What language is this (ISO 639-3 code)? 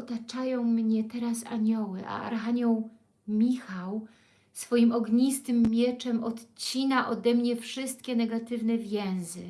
pol